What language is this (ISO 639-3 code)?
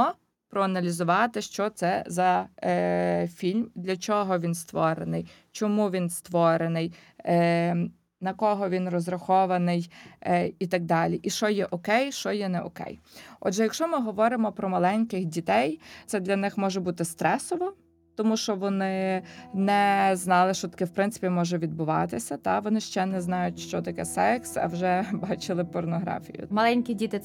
ukr